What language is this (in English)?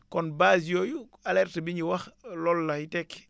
Wolof